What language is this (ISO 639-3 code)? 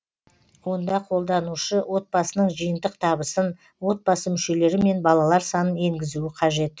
kaz